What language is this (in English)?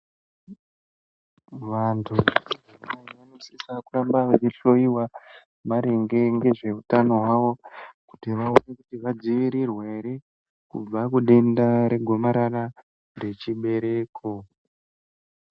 Ndau